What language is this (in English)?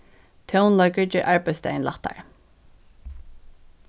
Faroese